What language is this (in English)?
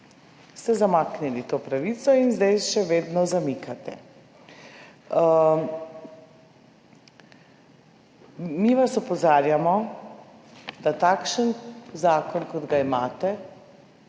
Slovenian